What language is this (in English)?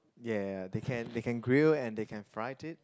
English